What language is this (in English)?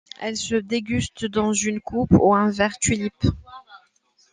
French